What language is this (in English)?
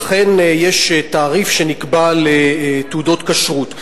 Hebrew